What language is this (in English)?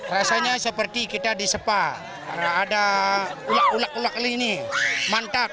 Indonesian